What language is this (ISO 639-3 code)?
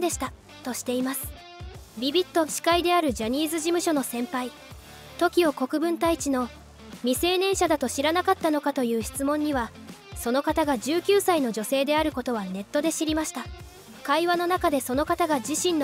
jpn